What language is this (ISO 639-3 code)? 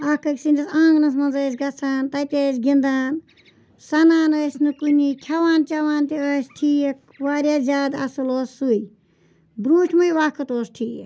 kas